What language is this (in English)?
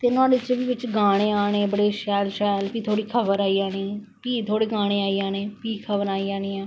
Dogri